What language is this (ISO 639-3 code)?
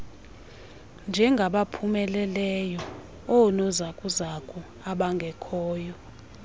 xho